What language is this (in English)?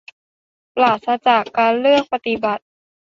Thai